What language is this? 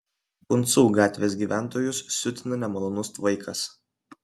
Lithuanian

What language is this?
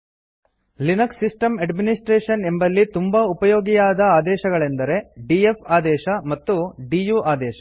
Kannada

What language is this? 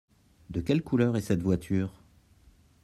French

